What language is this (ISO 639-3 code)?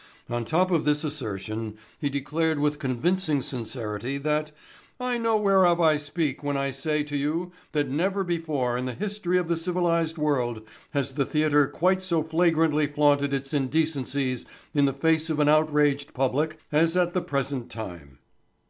eng